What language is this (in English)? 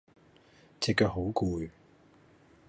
Cantonese